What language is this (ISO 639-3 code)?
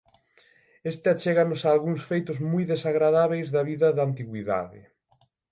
glg